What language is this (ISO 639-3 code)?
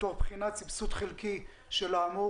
heb